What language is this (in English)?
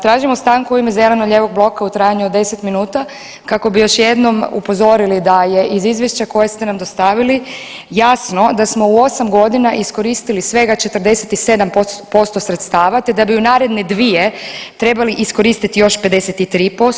Croatian